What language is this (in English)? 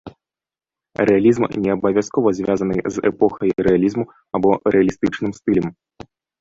Belarusian